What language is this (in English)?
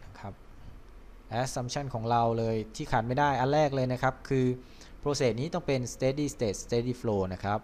Thai